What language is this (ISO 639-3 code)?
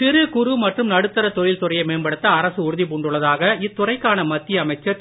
tam